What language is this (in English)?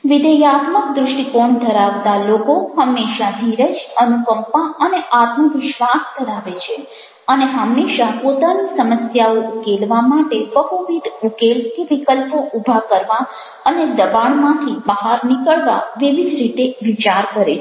Gujarati